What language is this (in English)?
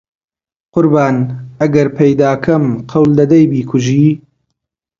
Central Kurdish